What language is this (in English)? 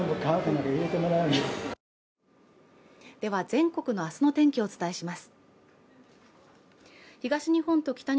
Japanese